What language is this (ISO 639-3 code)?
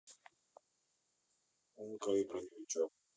rus